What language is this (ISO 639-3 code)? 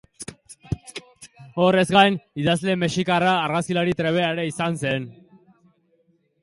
eus